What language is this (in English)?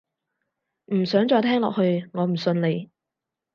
Cantonese